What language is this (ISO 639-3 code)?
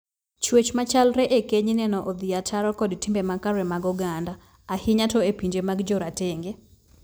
luo